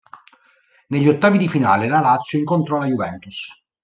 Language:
Italian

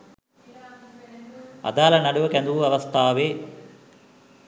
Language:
Sinhala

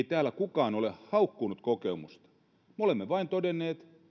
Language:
Finnish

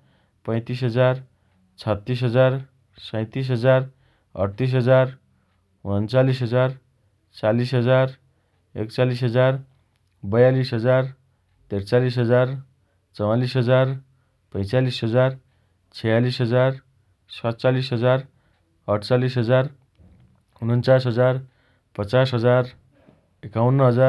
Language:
Dotyali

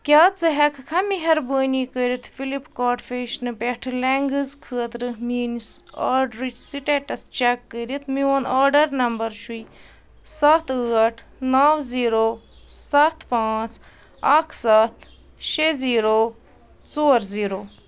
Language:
Kashmiri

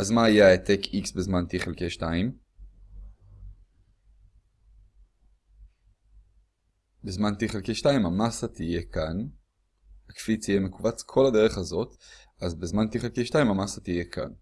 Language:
Hebrew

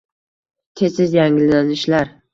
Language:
Uzbek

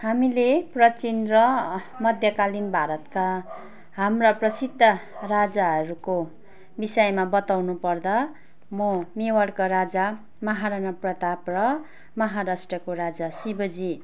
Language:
Nepali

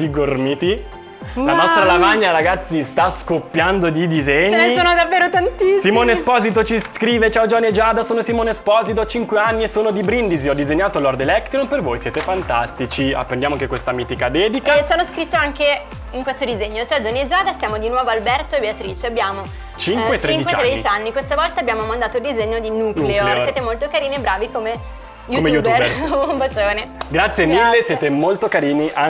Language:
Italian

